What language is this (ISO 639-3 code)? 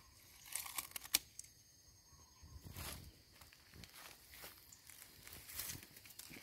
ind